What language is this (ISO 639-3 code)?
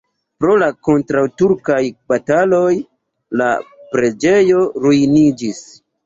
epo